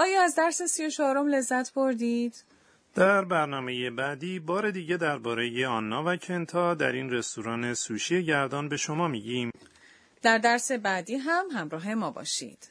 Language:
Persian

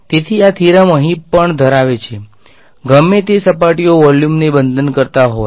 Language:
Gujarati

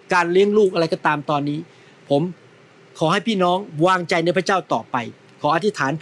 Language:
Thai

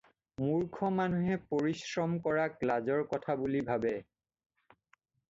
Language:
Assamese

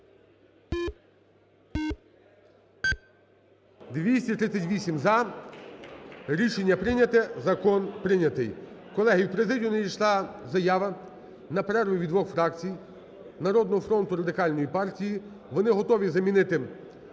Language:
Ukrainian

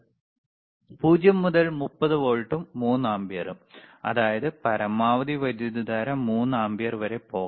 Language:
Malayalam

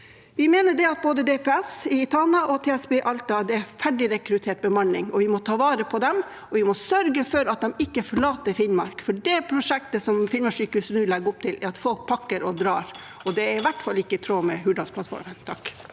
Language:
Norwegian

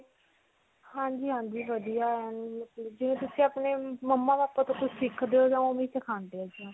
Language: Punjabi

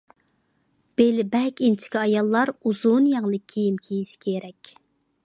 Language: Uyghur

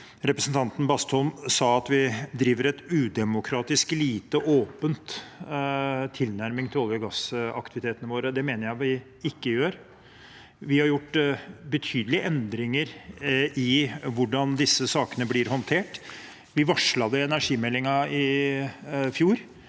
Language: Norwegian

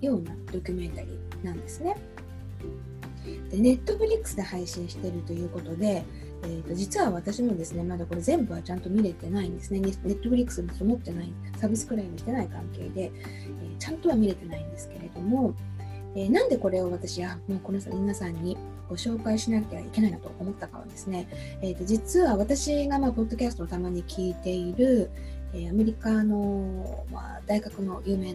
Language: Japanese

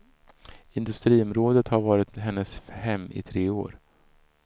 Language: Swedish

